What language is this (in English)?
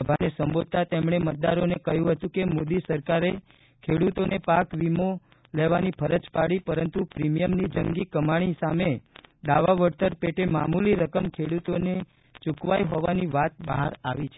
Gujarati